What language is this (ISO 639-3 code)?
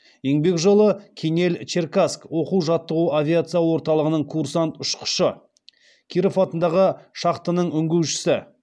kaz